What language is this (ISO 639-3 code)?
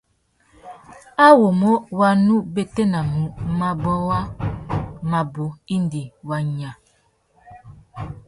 bag